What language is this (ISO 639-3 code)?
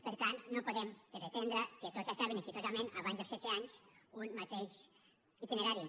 cat